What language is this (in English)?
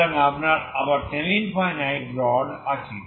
Bangla